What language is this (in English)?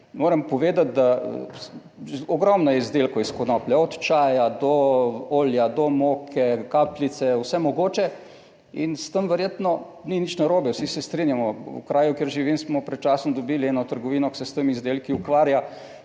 Slovenian